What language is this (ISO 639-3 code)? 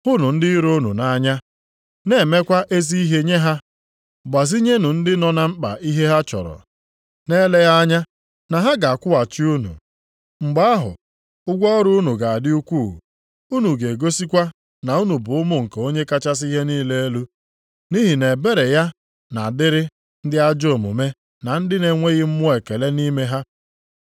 ibo